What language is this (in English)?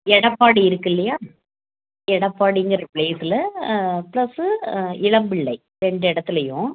Tamil